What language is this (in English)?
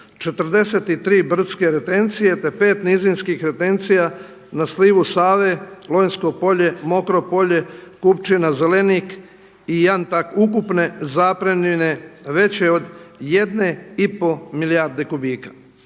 Croatian